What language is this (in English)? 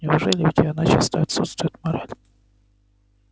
Russian